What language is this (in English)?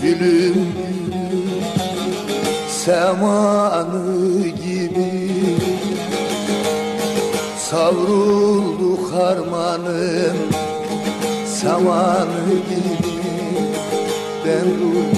Turkish